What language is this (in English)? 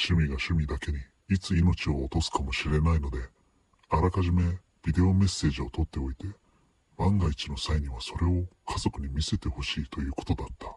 Japanese